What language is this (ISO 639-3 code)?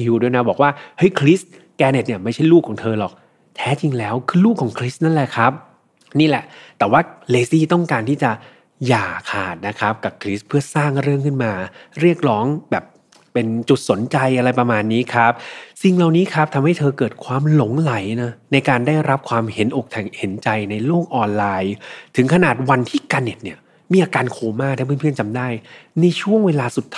tha